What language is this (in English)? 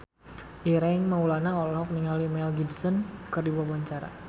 Sundanese